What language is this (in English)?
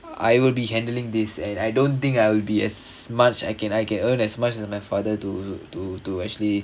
English